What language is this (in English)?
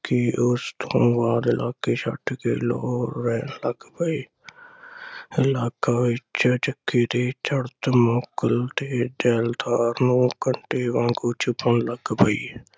Punjabi